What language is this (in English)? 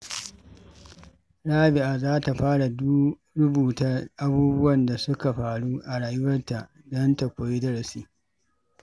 Hausa